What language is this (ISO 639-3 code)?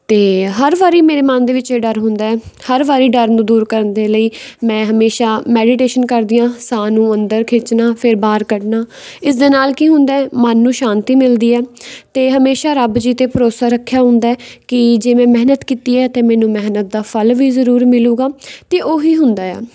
pan